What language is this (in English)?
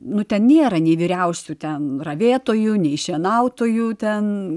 Lithuanian